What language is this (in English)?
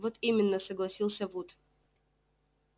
Russian